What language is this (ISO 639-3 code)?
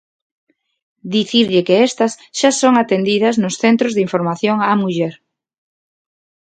glg